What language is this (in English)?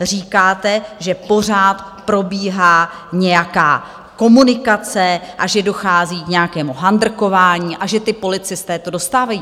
Czech